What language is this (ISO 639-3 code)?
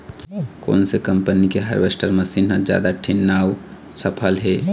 hne